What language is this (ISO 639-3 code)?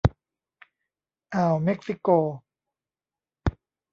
tha